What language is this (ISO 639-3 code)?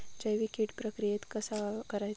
mar